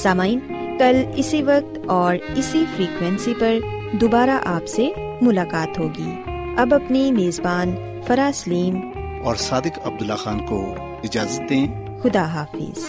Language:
Urdu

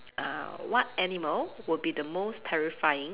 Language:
English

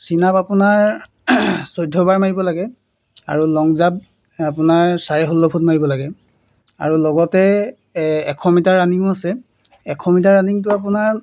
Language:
Assamese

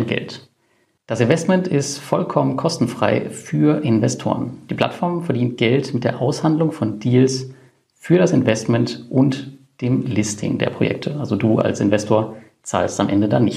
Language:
German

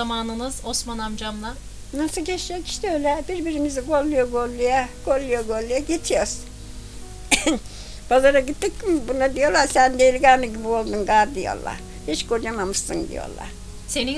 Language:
Turkish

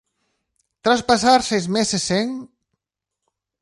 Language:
Galician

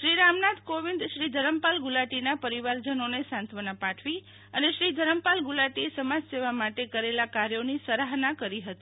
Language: Gujarati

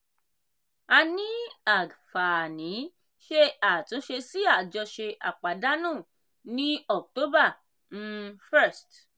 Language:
Yoruba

